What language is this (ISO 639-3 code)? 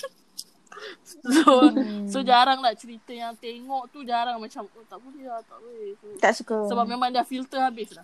msa